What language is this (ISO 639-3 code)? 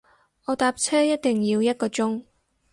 yue